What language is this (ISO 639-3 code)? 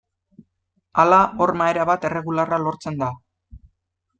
eus